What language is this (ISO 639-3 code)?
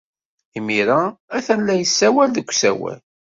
kab